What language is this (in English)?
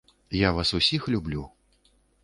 Belarusian